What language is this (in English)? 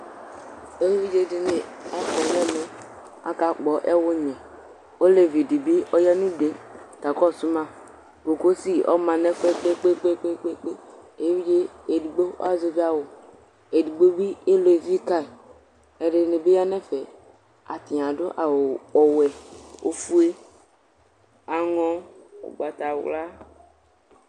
Ikposo